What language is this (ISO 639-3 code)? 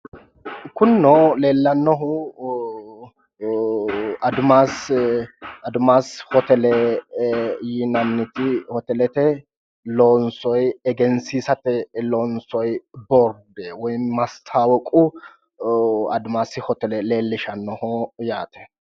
sid